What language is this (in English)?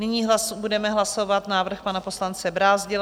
Czech